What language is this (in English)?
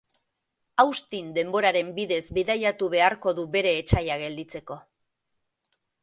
Basque